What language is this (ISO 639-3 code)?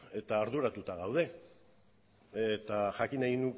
eus